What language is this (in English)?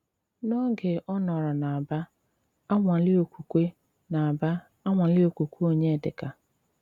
Igbo